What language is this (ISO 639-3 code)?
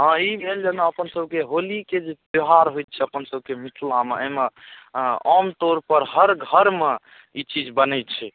mai